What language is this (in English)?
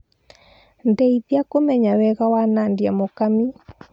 Kikuyu